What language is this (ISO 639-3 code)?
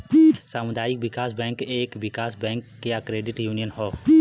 bho